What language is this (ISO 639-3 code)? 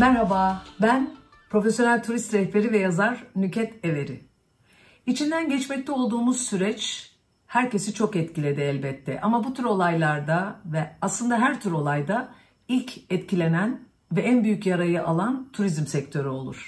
tur